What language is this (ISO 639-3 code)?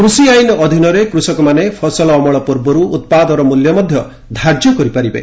ori